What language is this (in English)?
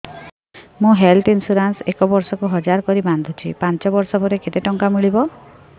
Odia